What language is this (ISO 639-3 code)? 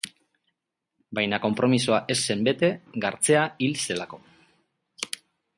eus